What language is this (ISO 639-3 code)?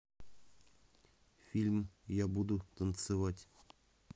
rus